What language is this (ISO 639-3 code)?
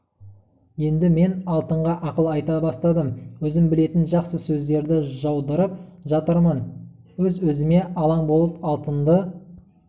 kaz